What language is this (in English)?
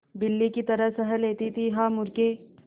Hindi